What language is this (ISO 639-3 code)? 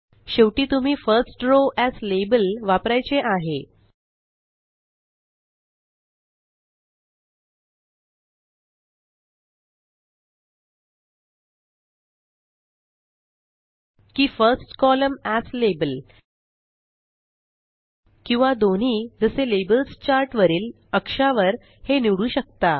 mar